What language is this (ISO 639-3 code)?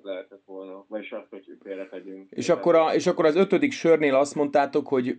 hun